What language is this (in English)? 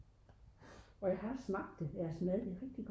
Danish